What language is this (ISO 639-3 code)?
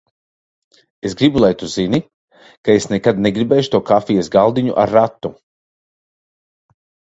lav